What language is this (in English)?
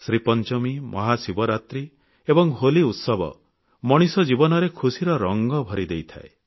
Odia